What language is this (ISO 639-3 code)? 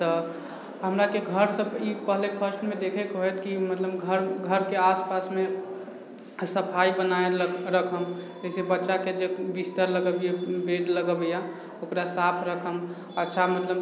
mai